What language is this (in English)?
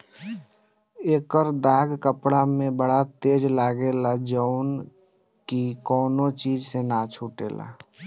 Bhojpuri